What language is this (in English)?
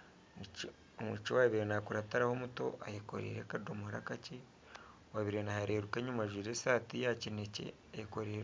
Nyankole